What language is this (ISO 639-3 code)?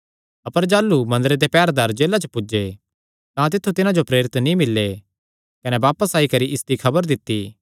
xnr